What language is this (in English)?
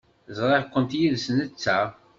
Kabyle